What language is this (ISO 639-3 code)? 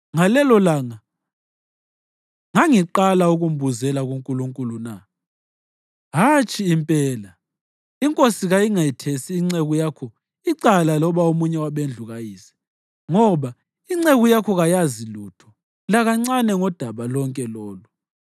nde